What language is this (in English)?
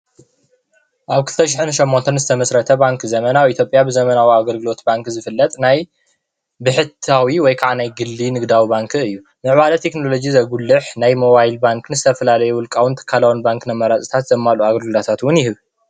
Tigrinya